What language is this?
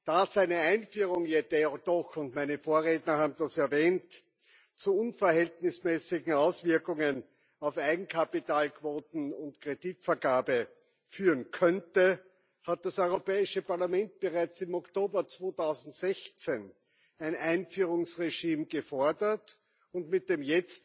German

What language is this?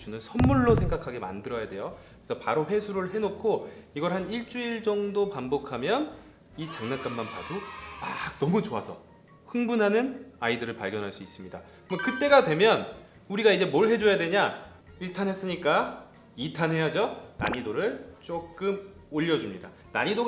Korean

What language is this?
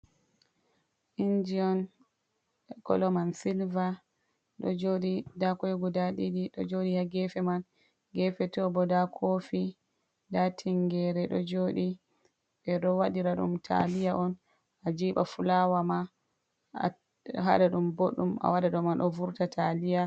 Fula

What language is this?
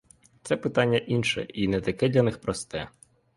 Ukrainian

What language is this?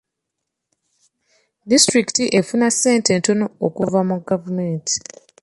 Ganda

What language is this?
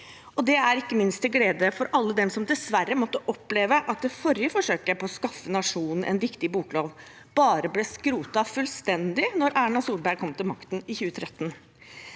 Norwegian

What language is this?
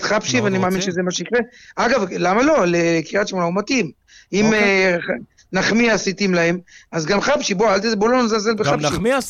Hebrew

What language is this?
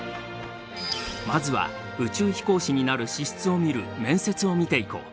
Japanese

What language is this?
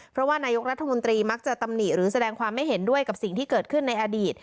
Thai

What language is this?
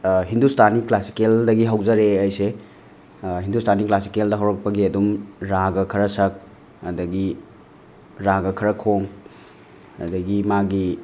Manipuri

